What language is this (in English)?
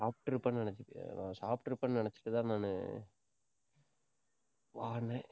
Tamil